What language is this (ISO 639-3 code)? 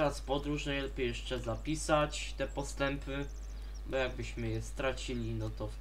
pol